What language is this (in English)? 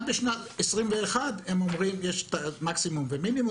Hebrew